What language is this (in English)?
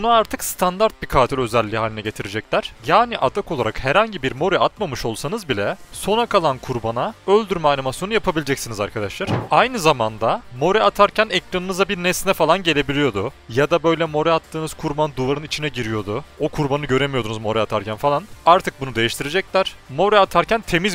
Turkish